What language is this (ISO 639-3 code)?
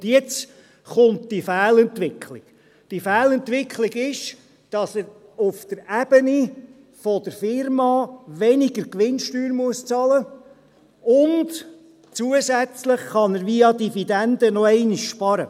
gsw